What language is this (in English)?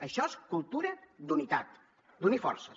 Catalan